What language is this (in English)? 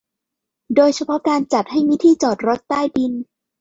Thai